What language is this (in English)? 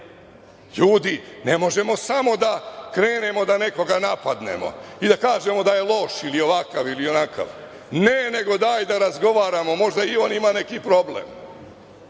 Serbian